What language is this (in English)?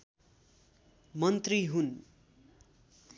Nepali